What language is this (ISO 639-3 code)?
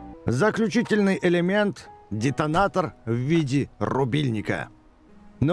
rus